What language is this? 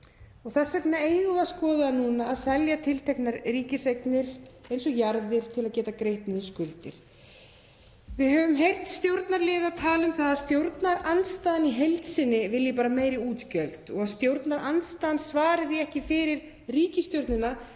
Icelandic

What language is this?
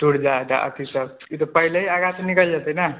Maithili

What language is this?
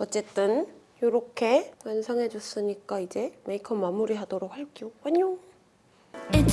Korean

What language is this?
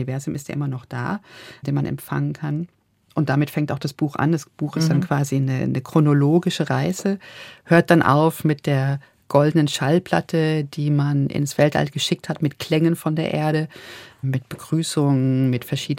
German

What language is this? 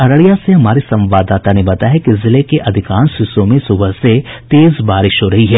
Hindi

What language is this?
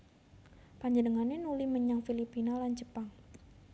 Javanese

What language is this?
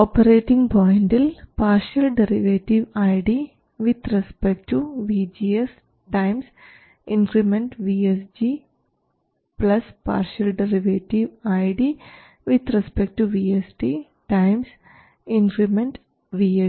Malayalam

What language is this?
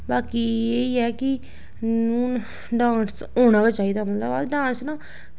Dogri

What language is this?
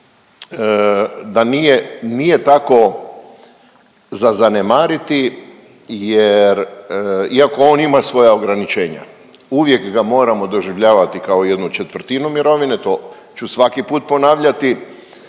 Croatian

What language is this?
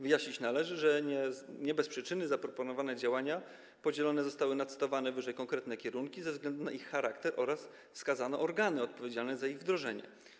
Polish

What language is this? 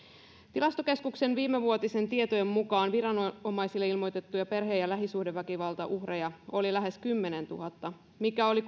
Finnish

